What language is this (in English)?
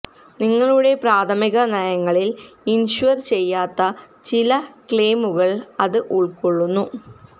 Malayalam